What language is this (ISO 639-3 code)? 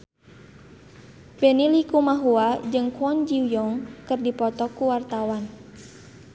sun